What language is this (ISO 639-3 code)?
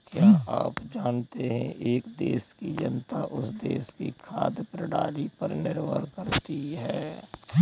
hin